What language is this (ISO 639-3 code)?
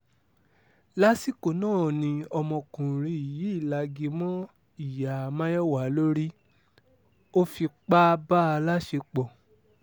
yor